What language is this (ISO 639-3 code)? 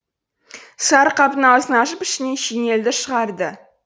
kaz